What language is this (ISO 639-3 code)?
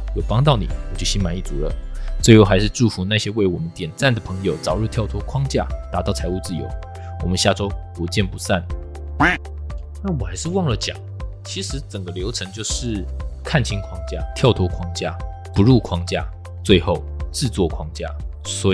zho